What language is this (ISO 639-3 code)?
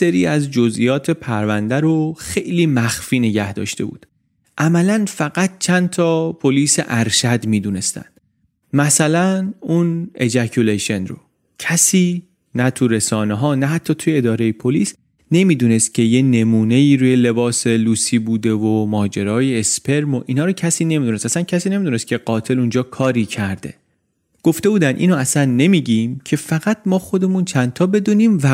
fas